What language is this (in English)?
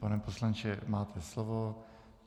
Czech